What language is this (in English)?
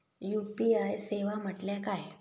Marathi